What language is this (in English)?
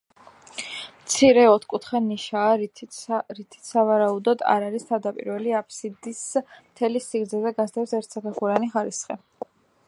Georgian